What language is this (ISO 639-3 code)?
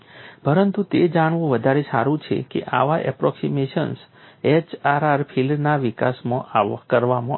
guj